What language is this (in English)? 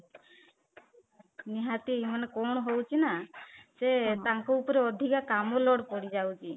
Odia